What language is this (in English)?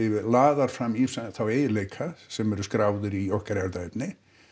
Icelandic